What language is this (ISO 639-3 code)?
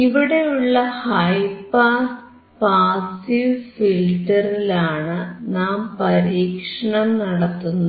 mal